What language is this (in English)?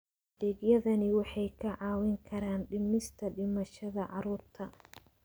Somali